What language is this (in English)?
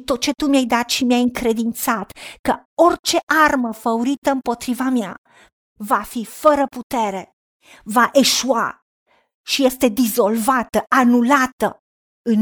Romanian